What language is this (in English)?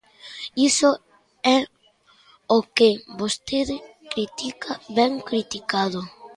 Galician